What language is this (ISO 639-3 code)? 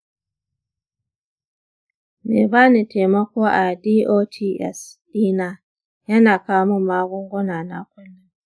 hau